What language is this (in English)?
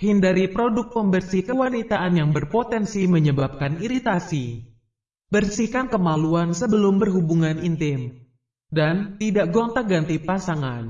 Indonesian